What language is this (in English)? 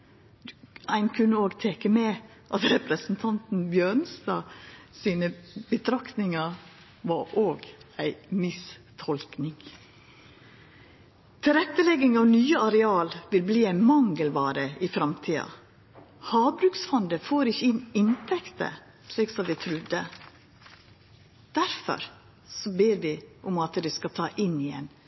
Norwegian Nynorsk